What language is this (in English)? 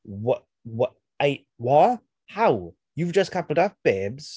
English